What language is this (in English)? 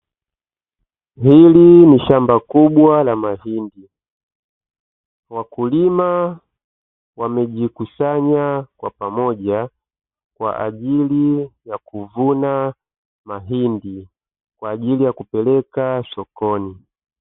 Swahili